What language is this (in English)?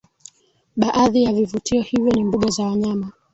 Swahili